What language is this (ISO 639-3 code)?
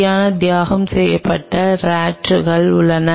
tam